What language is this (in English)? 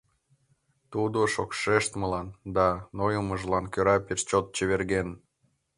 Mari